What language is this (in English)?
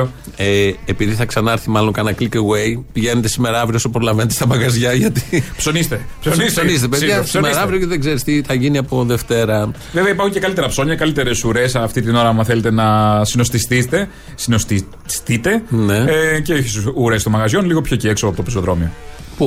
Greek